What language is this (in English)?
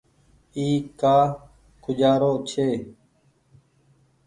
Goaria